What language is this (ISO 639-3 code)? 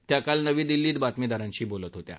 mar